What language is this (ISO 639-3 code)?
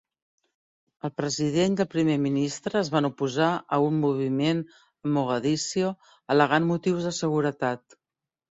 cat